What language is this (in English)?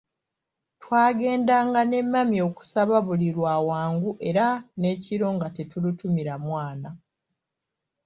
Ganda